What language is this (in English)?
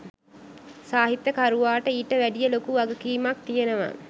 Sinhala